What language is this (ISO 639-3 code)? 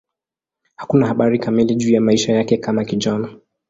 swa